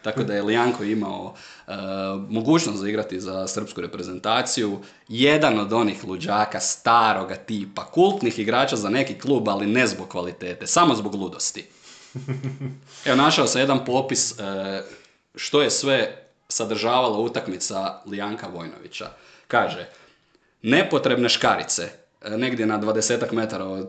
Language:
Croatian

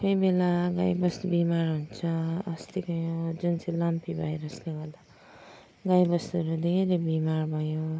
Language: Nepali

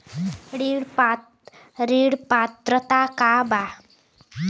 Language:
Bhojpuri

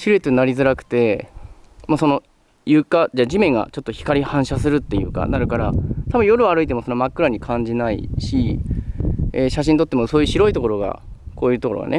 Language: Japanese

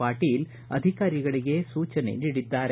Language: Kannada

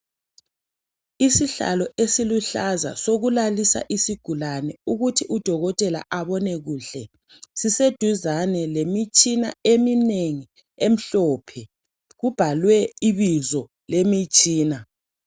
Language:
North Ndebele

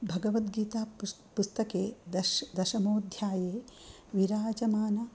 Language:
Sanskrit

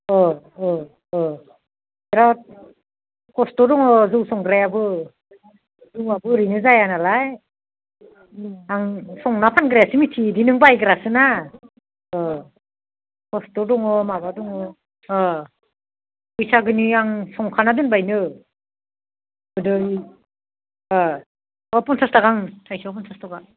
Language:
Bodo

